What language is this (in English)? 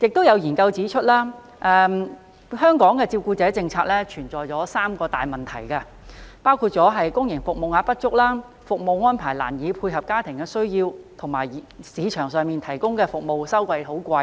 Cantonese